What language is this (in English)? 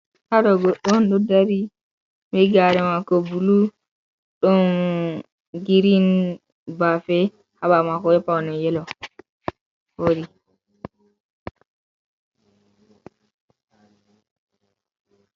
Fula